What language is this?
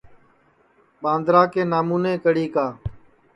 Sansi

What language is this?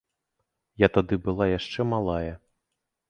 Belarusian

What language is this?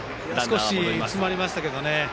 Japanese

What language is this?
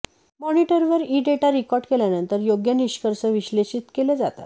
Marathi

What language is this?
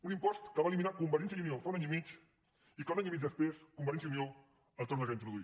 Catalan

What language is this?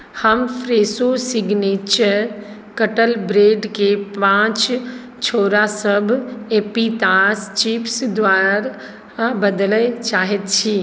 Maithili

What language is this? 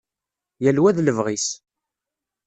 Kabyle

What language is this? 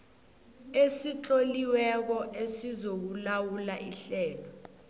South Ndebele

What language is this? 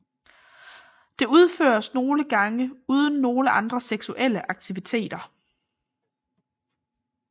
Danish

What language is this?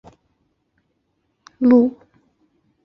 Chinese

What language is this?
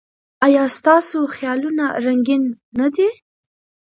Pashto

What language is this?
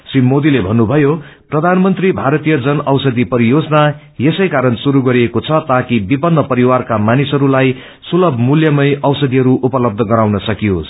Nepali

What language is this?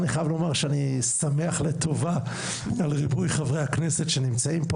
Hebrew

